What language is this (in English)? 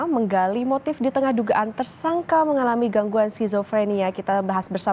Indonesian